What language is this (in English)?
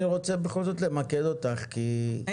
Hebrew